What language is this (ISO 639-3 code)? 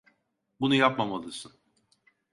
tur